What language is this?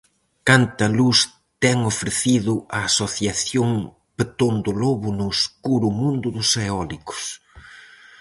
Galician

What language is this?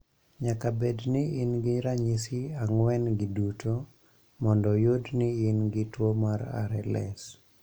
Luo (Kenya and Tanzania)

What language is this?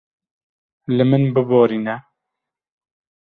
Kurdish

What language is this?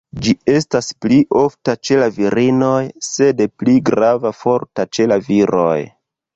Esperanto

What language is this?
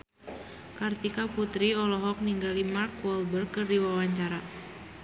Sundanese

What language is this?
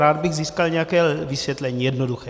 Czech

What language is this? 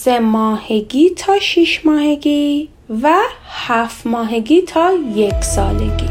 Persian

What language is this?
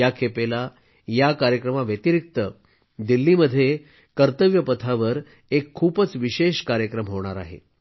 Marathi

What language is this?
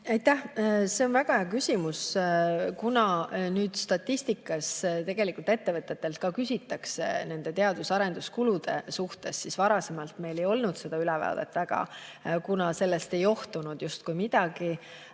Estonian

